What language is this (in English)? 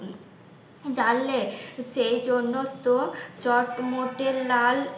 Bangla